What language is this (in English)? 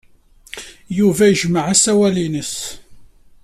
Kabyle